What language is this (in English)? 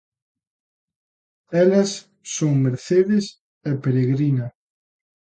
Galician